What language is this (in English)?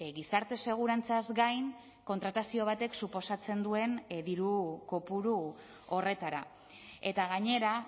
Basque